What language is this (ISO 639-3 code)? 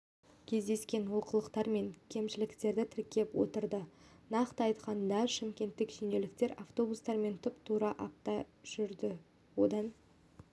kaz